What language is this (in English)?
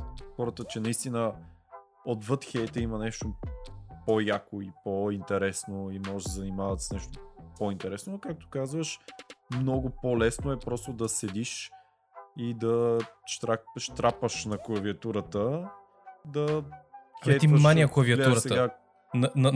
Bulgarian